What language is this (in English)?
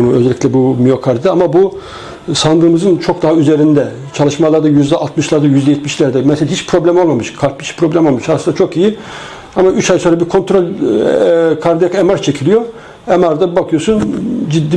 Turkish